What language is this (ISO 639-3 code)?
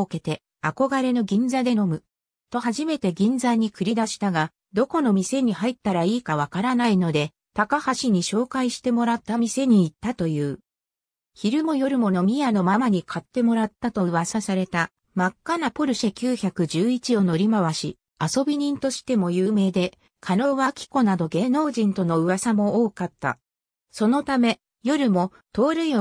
jpn